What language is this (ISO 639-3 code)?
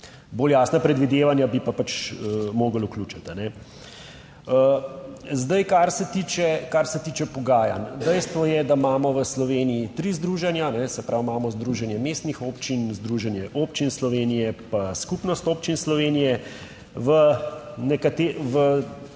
slv